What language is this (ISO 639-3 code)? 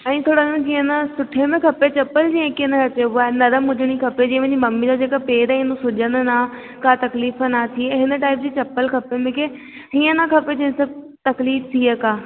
snd